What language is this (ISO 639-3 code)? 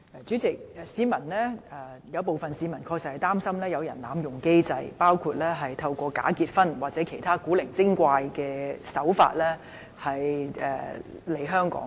yue